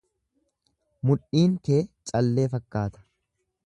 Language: Oromo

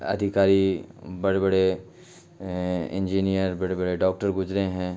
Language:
Urdu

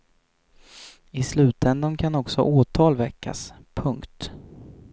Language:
Swedish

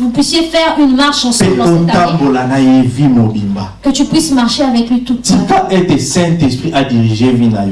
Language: French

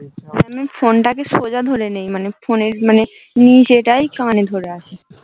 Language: Bangla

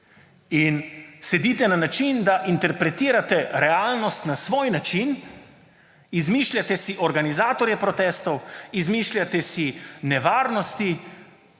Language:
Slovenian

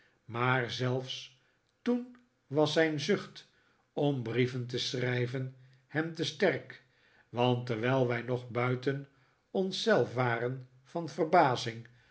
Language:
Dutch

